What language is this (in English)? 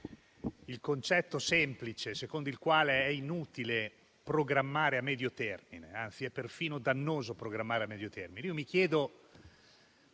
Italian